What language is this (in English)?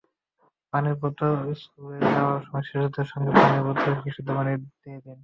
Bangla